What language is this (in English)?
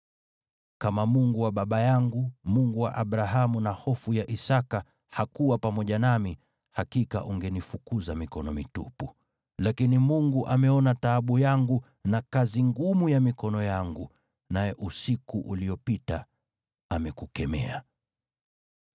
Swahili